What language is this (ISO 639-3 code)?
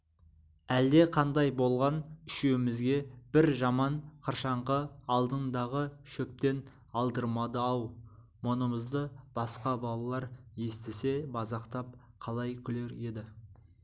kaz